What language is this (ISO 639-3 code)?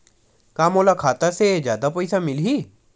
hne